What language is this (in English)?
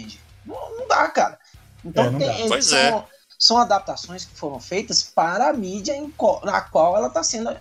Portuguese